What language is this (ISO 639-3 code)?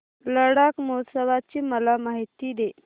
mar